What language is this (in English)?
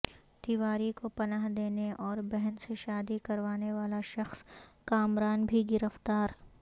Urdu